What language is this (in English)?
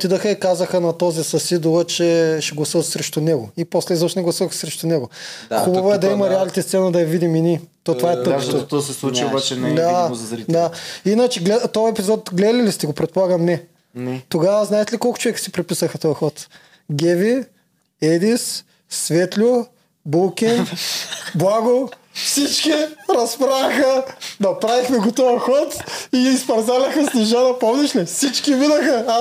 Bulgarian